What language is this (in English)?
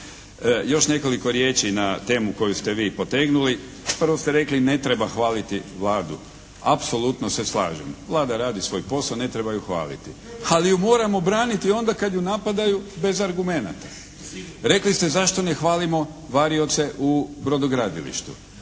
Croatian